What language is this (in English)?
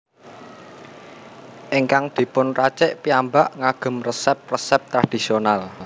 Javanese